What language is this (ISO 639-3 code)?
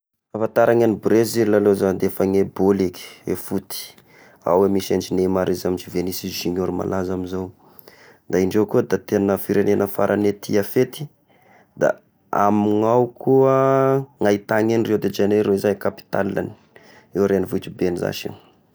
tkg